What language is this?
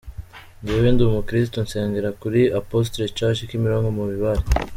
Kinyarwanda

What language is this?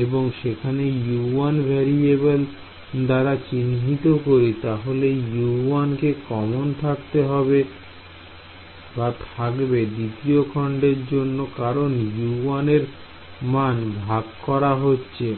Bangla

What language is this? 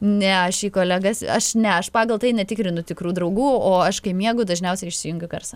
Lithuanian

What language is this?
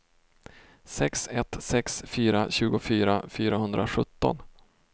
Swedish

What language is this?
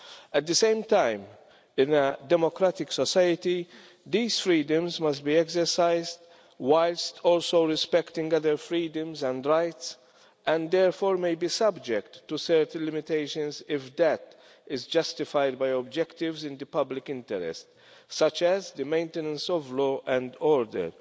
English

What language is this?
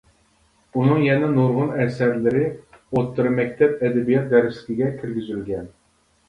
Uyghur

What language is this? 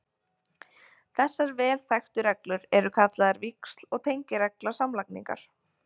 Icelandic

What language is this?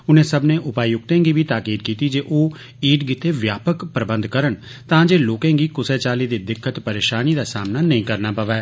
Dogri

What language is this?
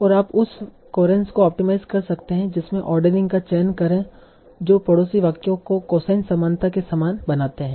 Hindi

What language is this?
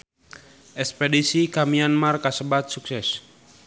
Sundanese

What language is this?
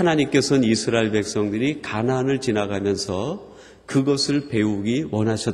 Korean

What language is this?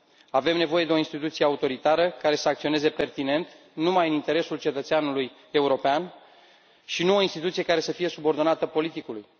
Romanian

